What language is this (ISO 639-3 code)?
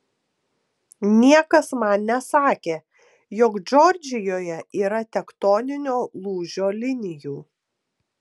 lit